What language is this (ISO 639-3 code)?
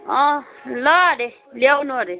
nep